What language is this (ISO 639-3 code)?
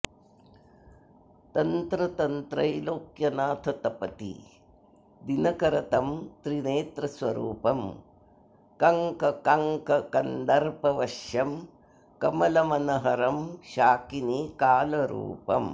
san